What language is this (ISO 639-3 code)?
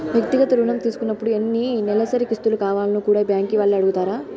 tel